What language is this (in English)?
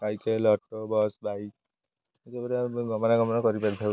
Odia